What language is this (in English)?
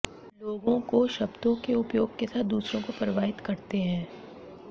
Hindi